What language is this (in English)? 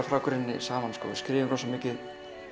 Icelandic